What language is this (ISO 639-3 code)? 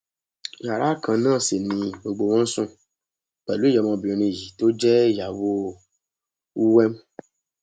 yor